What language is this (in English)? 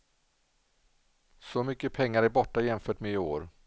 Swedish